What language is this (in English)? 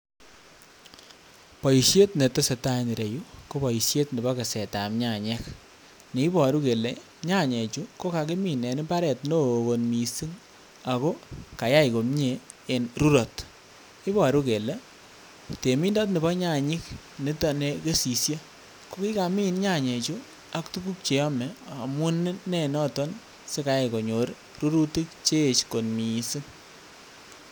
Kalenjin